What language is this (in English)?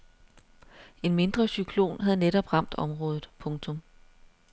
Danish